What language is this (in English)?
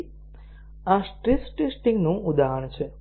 Gujarati